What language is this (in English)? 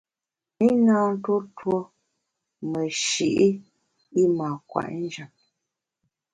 Bamun